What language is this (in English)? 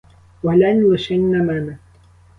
Ukrainian